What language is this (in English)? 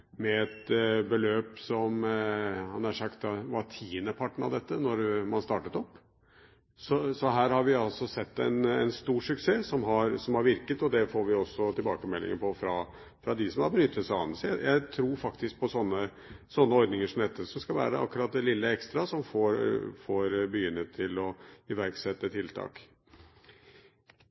Norwegian Bokmål